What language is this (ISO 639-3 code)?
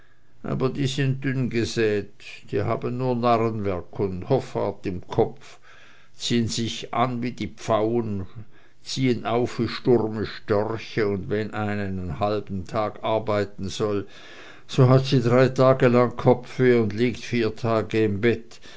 deu